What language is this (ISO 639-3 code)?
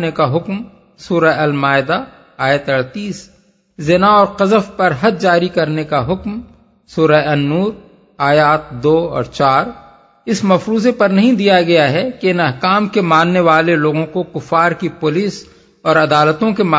urd